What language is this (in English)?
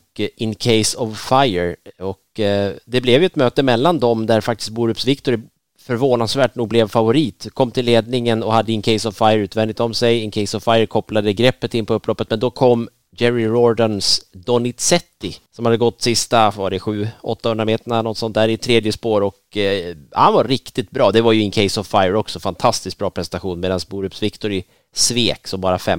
Swedish